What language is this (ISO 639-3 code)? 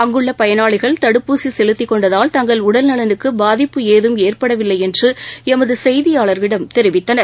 tam